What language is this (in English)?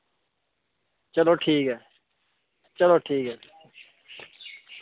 Dogri